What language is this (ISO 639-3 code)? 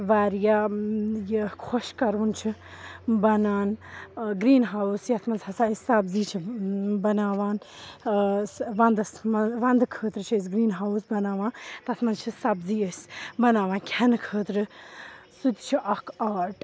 kas